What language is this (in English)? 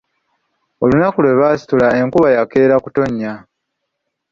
Ganda